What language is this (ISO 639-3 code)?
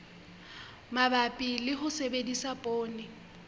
sot